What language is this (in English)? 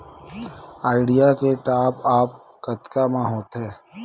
Chhattisgarhi